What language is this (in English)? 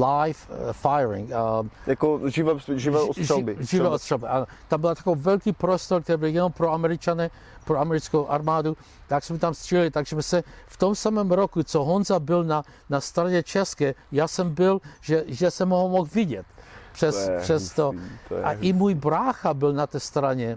Czech